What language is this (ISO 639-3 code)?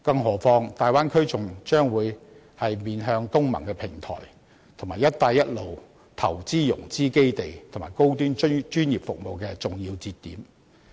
yue